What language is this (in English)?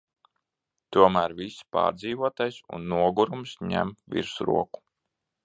Latvian